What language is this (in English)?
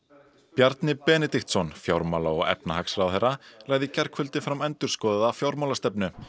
Icelandic